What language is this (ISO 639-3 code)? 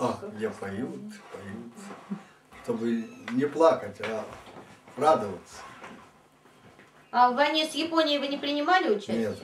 rus